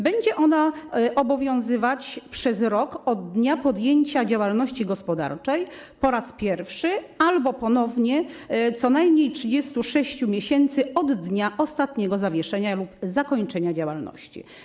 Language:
Polish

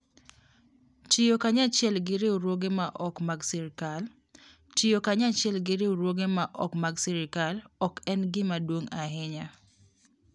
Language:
Luo (Kenya and Tanzania)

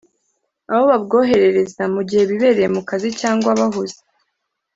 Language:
Kinyarwanda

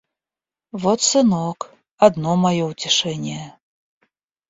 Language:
Russian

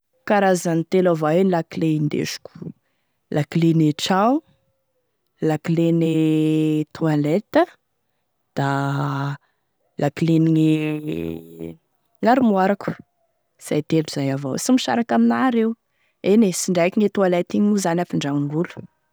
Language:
Tesaka Malagasy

